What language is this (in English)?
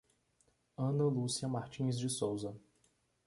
Portuguese